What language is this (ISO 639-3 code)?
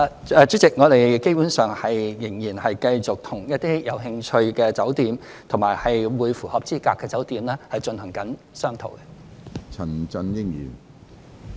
yue